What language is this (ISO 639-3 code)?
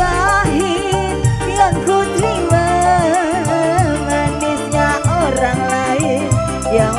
ind